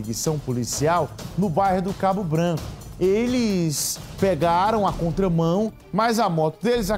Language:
Portuguese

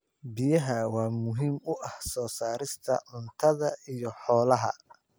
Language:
Somali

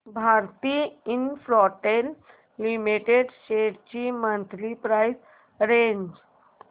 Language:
Marathi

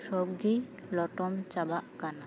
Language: Santali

